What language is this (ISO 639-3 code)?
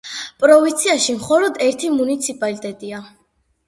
kat